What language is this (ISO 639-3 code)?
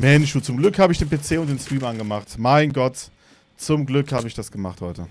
deu